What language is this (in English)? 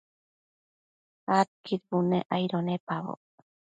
Matsés